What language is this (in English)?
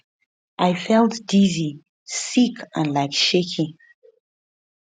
Nigerian Pidgin